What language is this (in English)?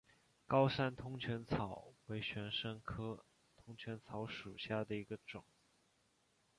Chinese